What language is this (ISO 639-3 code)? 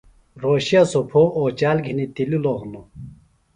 phl